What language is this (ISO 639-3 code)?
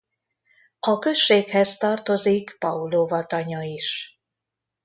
hun